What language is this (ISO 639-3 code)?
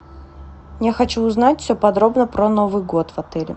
rus